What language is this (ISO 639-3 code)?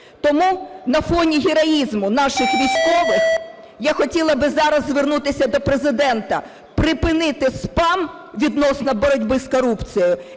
ukr